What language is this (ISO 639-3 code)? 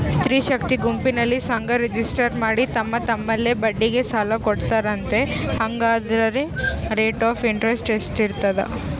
kan